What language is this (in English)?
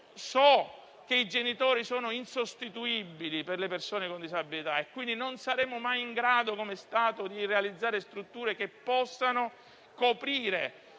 Italian